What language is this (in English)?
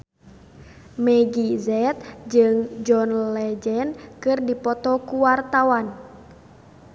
Sundanese